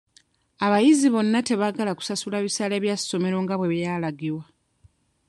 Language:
Ganda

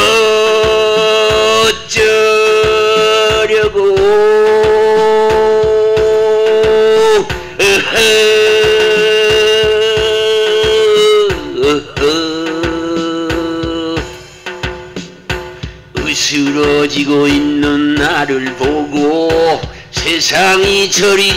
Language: Korean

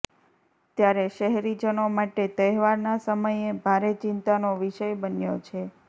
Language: Gujarati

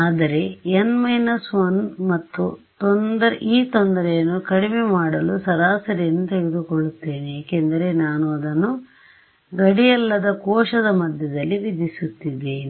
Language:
Kannada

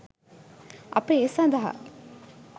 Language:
Sinhala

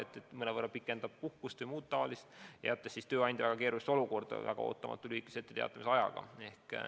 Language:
Estonian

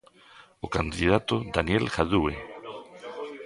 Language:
Galician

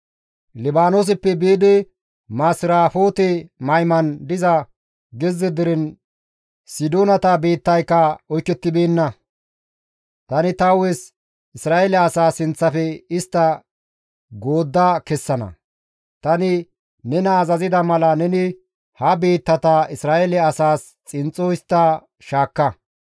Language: Gamo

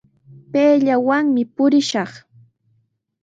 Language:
Sihuas Ancash Quechua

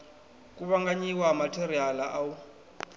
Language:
Venda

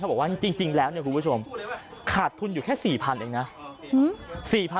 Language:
Thai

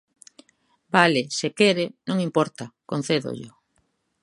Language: Galician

